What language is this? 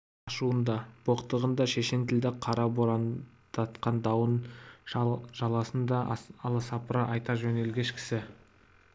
Kazakh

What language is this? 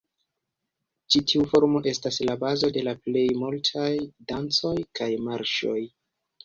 Esperanto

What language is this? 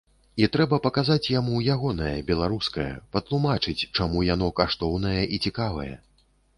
Belarusian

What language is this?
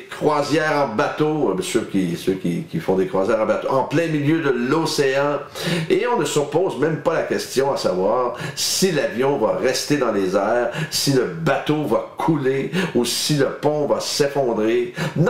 French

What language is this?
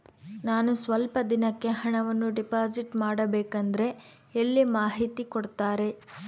Kannada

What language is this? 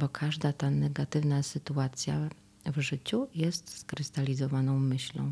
Polish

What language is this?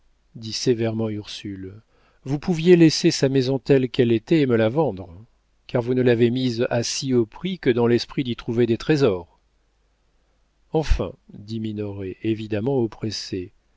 French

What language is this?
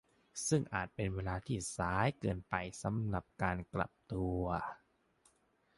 Thai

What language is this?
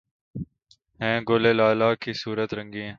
Urdu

